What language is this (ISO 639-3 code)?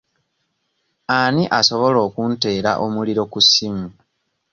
lug